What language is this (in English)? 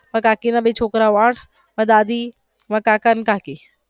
Gujarati